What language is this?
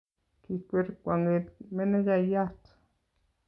Kalenjin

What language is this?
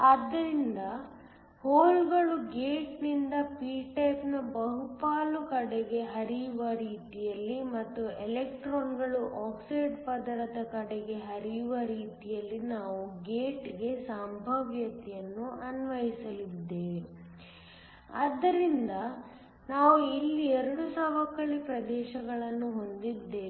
Kannada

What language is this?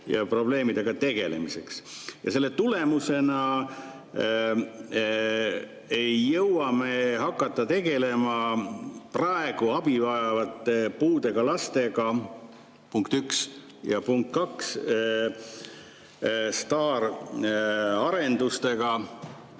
Estonian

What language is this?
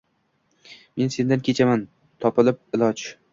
Uzbek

